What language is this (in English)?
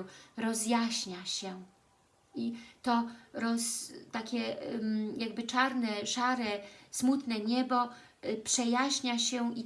Polish